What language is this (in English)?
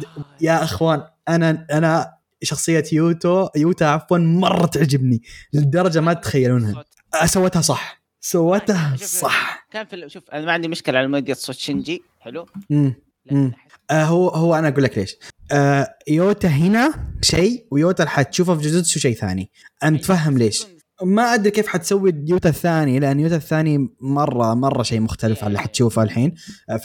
Arabic